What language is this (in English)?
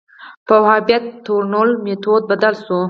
Pashto